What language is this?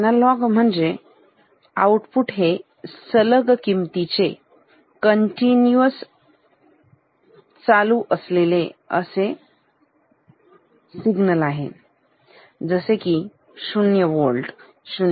Marathi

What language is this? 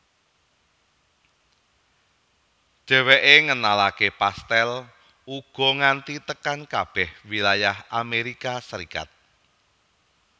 Javanese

